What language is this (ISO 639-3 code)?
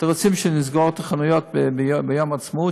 heb